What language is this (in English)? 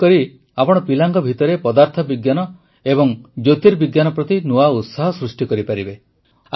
Odia